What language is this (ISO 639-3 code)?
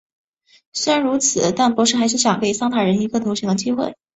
zho